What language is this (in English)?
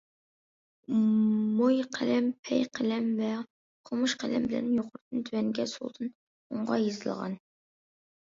Uyghur